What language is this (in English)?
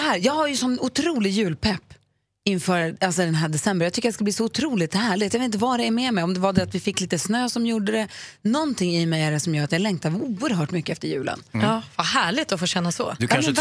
Swedish